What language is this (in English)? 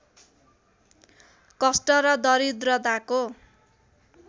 Nepali